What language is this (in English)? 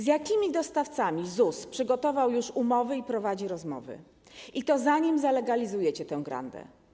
Polish